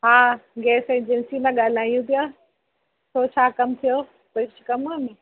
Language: Sindhi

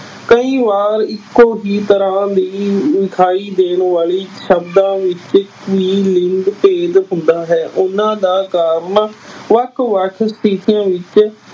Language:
Punjabi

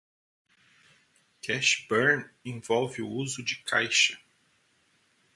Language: Portuguese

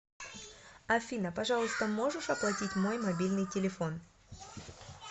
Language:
Russian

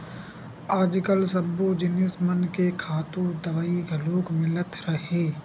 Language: Chhattisgarhi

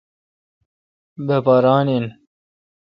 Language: Kalkoti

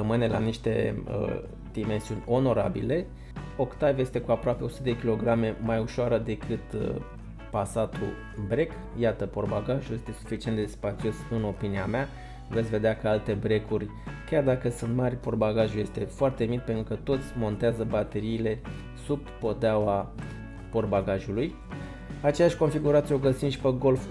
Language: Romanian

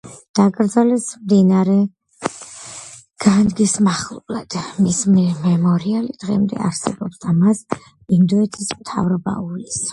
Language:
Georgian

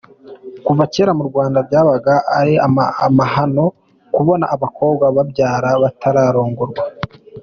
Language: Kinyarwanda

